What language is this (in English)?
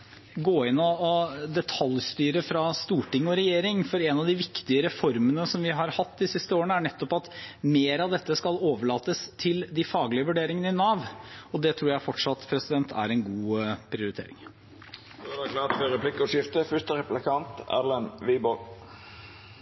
Norwegian